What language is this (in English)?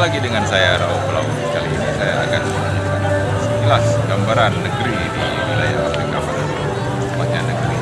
Indonesian